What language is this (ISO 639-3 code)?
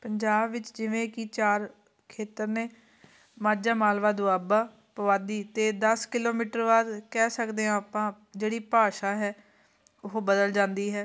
pan